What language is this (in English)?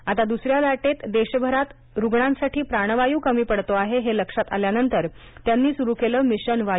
Marathi